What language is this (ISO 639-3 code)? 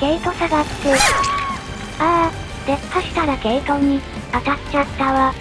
jpn